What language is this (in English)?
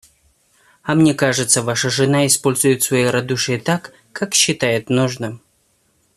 Russian